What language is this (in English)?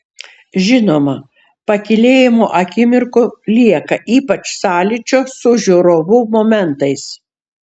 Lithuanian